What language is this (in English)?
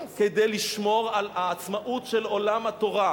Hebrew